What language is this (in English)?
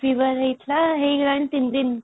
Odia